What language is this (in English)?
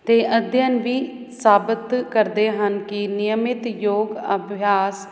Punjabi